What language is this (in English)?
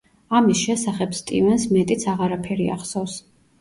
Georgian